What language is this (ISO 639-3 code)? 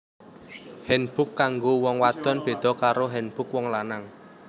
jav